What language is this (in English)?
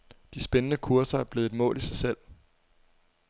Danish